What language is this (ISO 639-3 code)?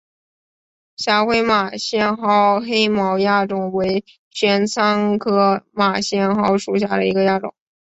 zho